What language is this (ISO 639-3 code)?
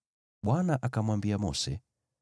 swa